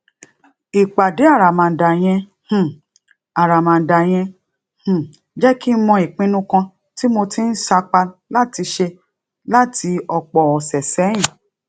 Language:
Yoruba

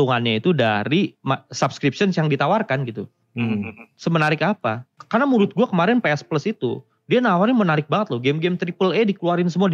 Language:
Indonesian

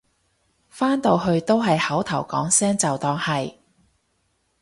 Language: Cantonese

